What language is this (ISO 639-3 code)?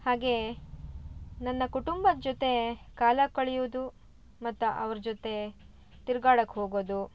kan